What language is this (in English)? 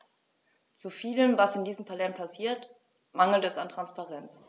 German